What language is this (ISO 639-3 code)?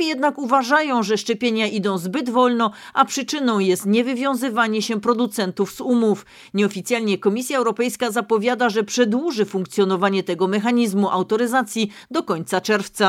pol